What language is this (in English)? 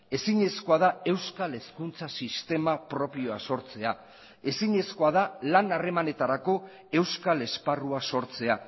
Basque